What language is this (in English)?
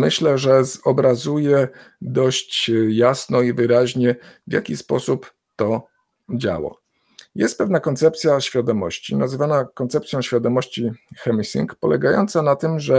Polish